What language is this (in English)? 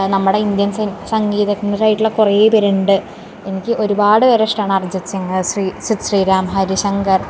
Malayalam